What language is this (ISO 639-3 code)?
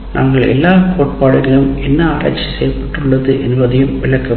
tam